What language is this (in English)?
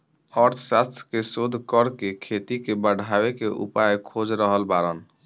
Bhojpuri